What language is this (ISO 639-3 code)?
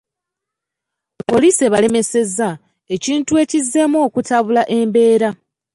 lug